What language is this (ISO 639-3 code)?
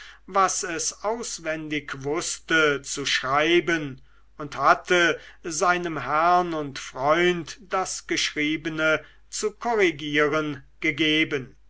deu